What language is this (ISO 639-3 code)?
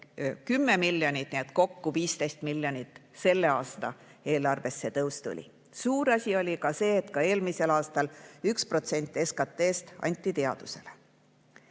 est